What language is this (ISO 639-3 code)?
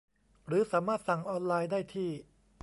tha